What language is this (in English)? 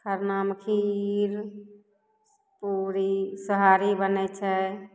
Maithili